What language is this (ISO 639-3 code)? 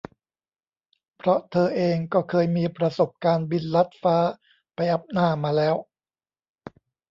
tha